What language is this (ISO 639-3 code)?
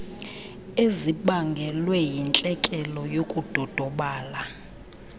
xho